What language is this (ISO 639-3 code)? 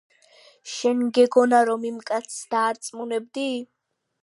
kat